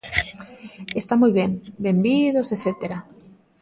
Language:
Galician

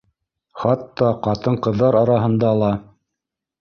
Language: Bashkir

